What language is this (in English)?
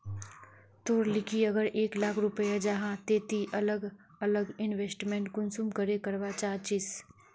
Magahi